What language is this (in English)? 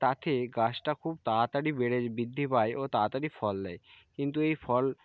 Bangla